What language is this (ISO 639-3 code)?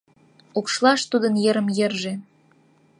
chm